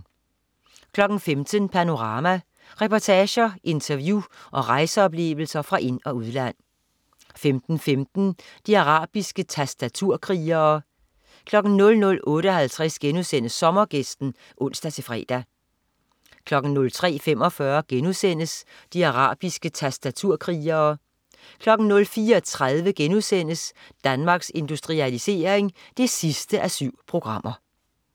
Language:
Danish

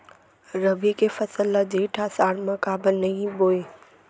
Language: Chhattisgarhi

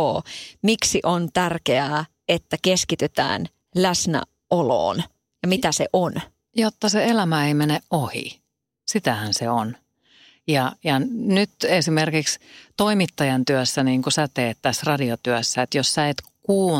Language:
Finnish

